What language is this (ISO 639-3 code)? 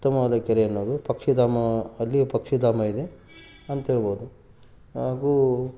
kan